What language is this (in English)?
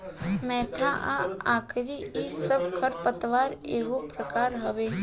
Bhojpuri